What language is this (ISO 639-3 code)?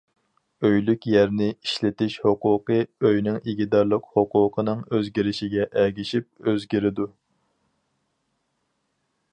uig